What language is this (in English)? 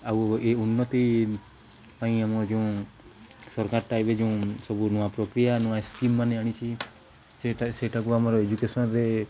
Odia